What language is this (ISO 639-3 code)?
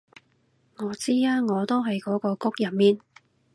yue